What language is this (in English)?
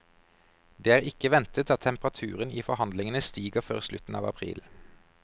Norwegian